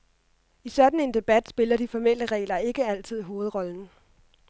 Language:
Danish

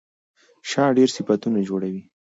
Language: Pashto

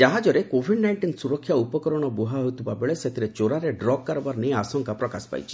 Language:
Odia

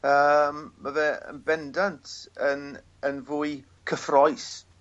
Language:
Welsh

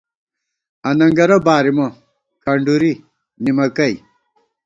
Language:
Gawar-Bati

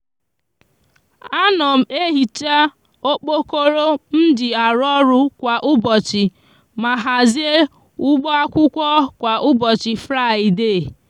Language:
Igbo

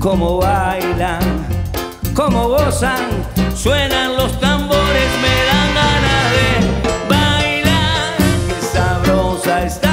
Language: Spanish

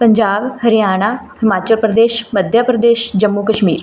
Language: Punjabi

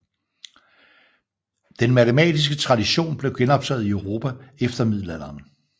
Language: Danish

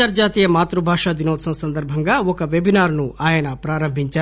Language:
Telugu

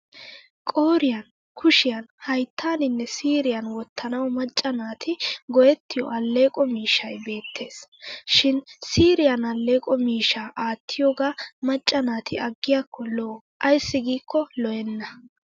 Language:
Wolaytta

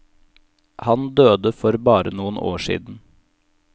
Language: Norwegian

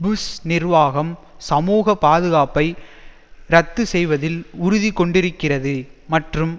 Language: Tamil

